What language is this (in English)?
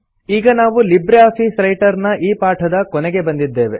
Kannada